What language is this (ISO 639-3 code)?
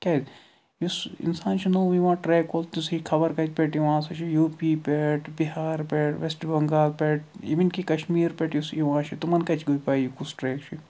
kas